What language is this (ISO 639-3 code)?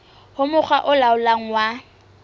sot